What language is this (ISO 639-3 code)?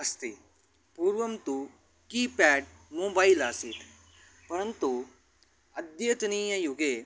san